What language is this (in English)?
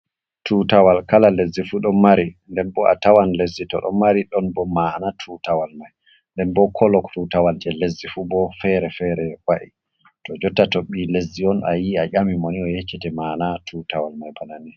Fula